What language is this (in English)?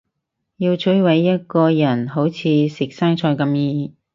Cantonese